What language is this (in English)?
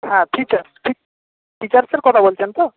Bangla